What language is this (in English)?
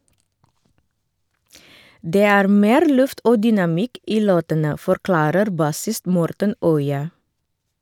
Norwegian